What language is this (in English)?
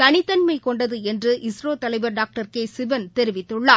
Tamil